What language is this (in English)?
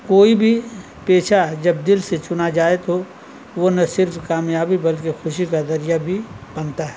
Urdu